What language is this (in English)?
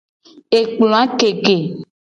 Gen